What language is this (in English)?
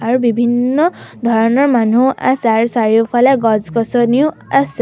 Assamese